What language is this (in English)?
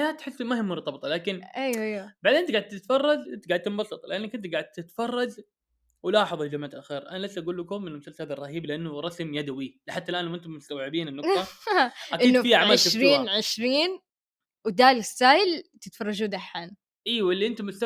Arabic